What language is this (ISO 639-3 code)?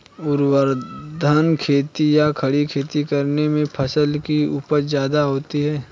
hin